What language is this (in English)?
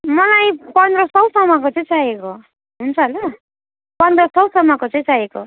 Nepali